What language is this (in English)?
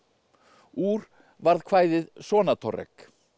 Icelandic